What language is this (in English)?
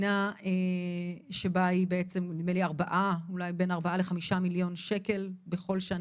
Hebrew